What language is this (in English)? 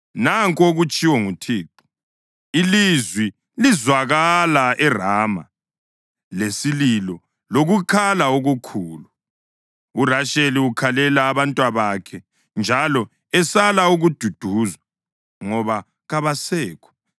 North Ndebele